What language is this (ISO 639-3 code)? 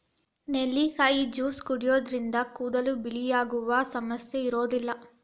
kan